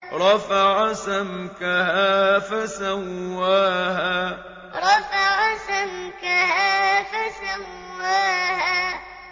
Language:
Arabic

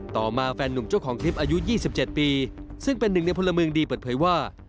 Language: Thai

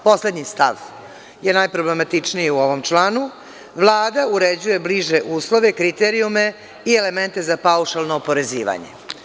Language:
Serbian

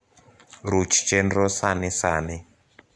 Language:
Luo (Kenya and Tanzania)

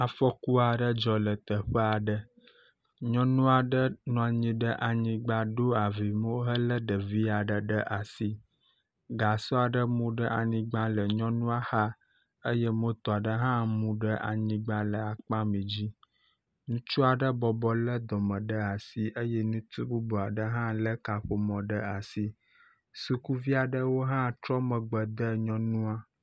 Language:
Ewe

